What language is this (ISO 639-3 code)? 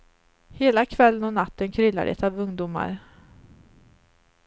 swe